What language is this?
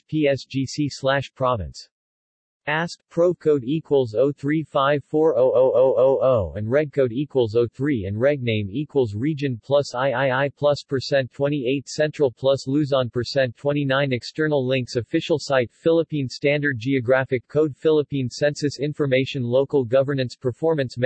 English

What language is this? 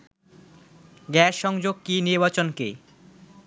Bangla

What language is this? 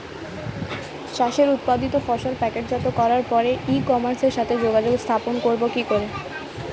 Bangla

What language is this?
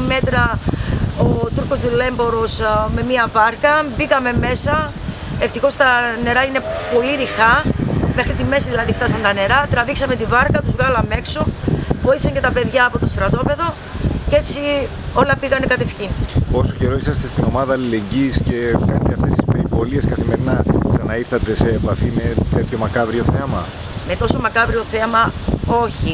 Greek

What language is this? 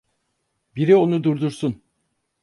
Turkish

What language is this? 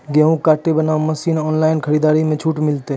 Maithili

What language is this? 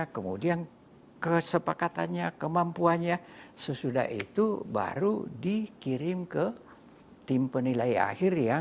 Indonesian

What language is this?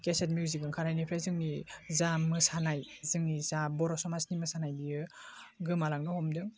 Bodo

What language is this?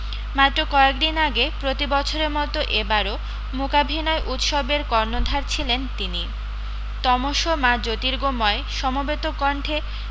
Bangla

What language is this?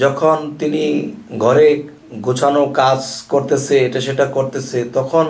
Korean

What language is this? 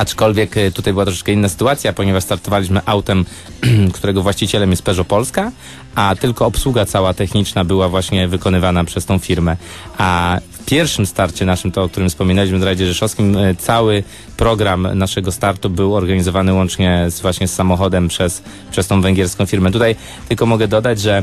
Polish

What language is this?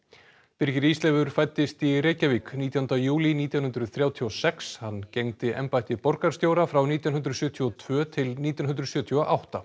Icelandic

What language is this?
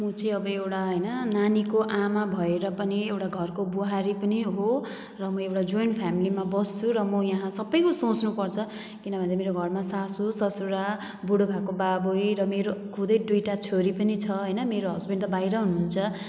Nepali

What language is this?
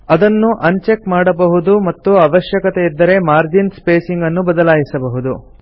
Kannada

